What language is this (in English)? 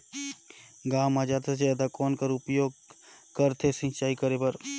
Chhattisgarhi